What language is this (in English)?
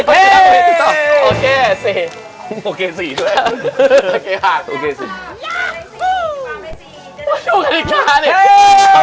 Thai